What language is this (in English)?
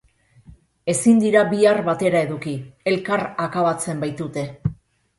Basque